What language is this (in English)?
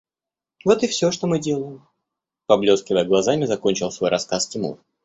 Russian